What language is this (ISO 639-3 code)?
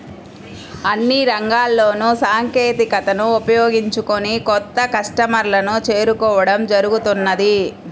tel